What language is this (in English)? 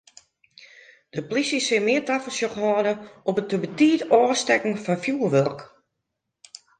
Western Frisian